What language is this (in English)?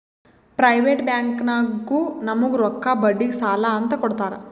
Kannada